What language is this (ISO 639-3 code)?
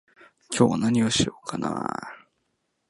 jpn